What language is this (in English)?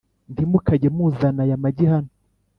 Kinyarwanda